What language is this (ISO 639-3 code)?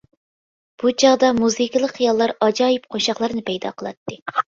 uig